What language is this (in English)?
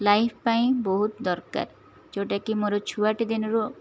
Odia